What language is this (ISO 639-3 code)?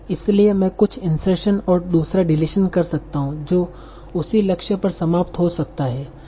hin